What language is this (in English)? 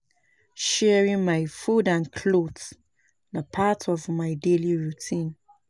Nigerian Pidgin